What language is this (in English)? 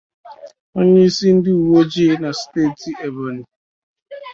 Igbo